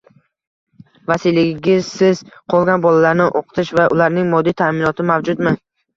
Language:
Uzbek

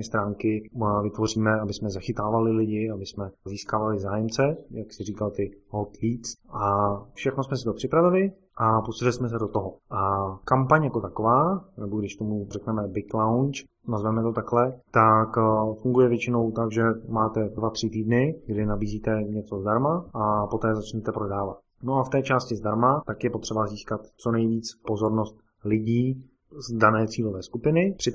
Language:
Czech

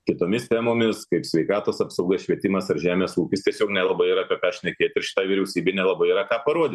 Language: Lithuanian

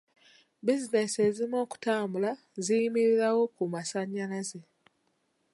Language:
Ganda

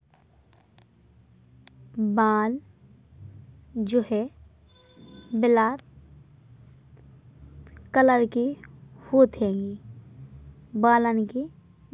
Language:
Bundeli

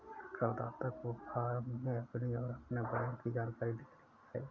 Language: Hindi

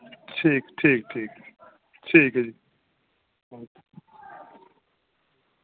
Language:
Dogri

